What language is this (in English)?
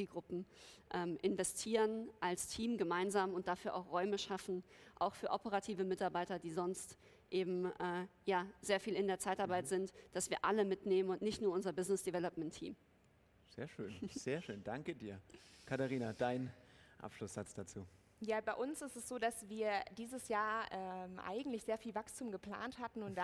German